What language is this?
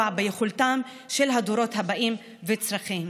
Hebrew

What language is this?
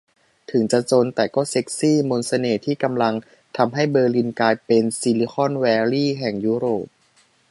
Thai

